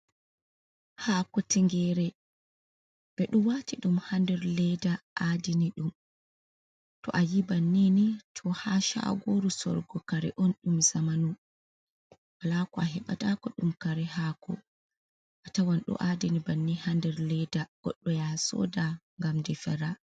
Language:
Fula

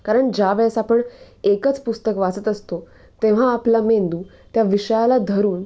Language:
Marathi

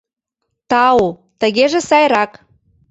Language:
Mari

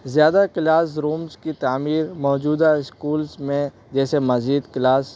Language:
Urdu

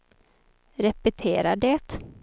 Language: Swedish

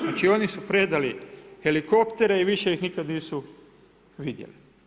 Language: Croatian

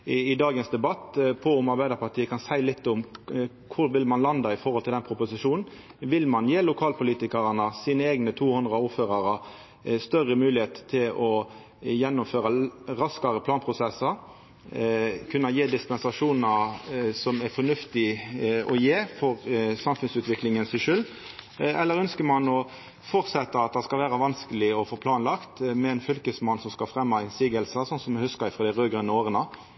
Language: Norwegian Nynorsk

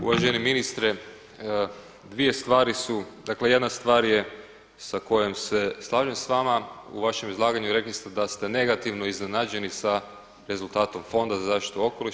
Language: Croatian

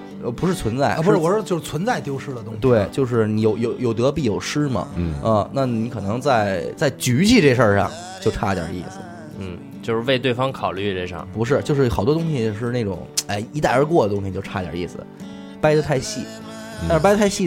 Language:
Chinese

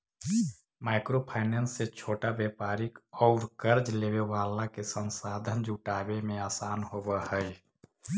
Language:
Magahi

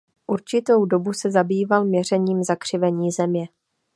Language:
Czech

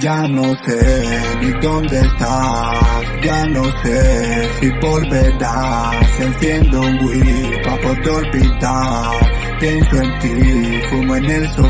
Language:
Spanish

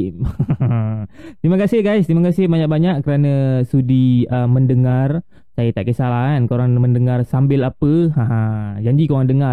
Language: Malay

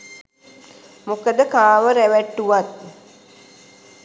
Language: Sinhala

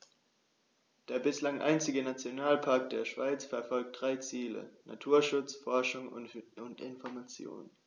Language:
German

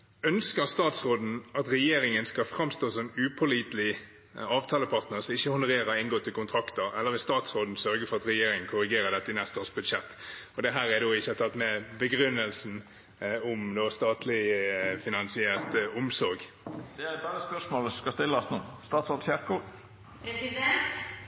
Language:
Norwegian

